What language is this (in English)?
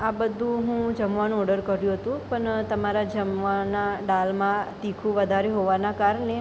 Gujarati